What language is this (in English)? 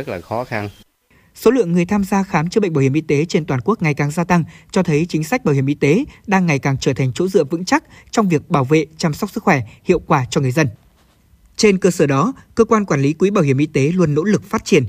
Vietnamese